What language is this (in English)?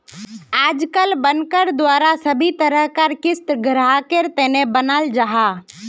Magahi